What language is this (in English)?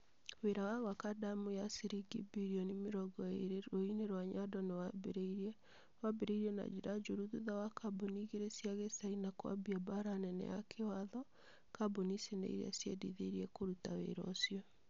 Kikuyu